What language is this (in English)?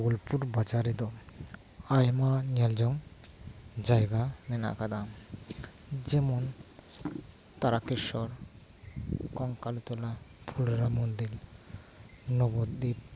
Santali